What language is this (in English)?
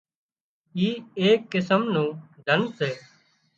Wadiyara Koli